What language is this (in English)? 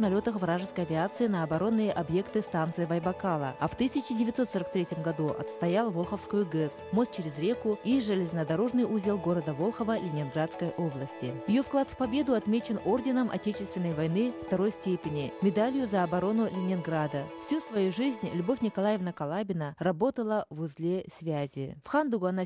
Russian